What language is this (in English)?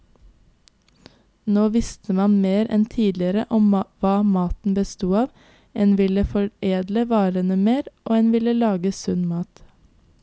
Norwegian